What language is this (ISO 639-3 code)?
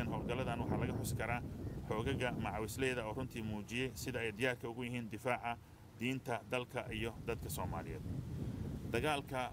ara